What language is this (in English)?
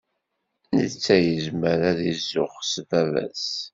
Kabyle